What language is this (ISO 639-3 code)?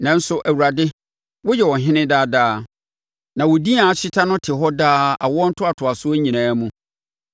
aka